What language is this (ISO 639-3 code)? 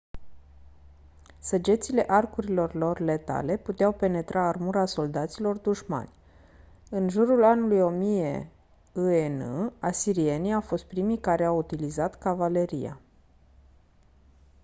ron